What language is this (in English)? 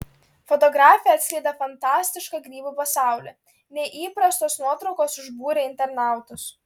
Lithuanian